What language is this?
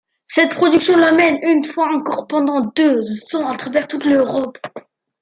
French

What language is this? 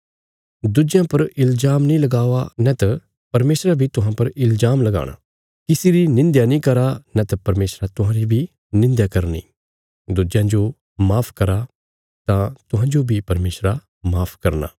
Bilaspuri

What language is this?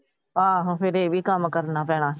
Punjabi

